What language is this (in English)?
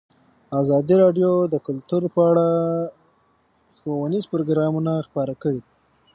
Pashto